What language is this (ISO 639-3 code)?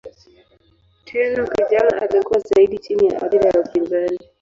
swa